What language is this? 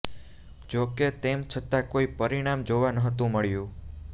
Gujarati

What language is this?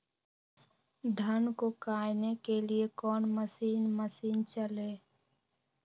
Magahi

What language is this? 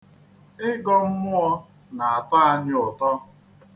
Igbo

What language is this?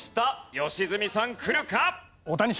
Japanese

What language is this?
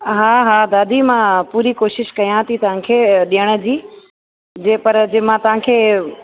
Sindhi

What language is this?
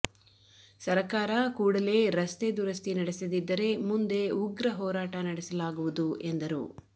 Kannada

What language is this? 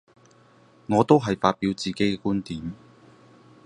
Cantonese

